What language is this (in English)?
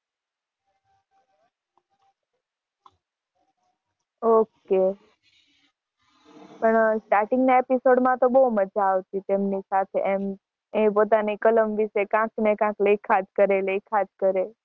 Gujarati